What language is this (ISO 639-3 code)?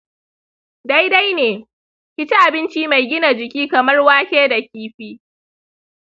hau